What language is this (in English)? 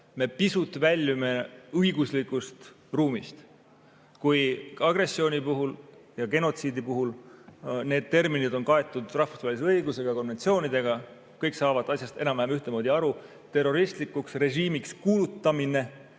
Estonian